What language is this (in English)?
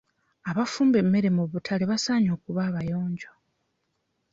Ganda